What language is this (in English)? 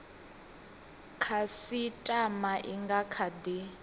Venda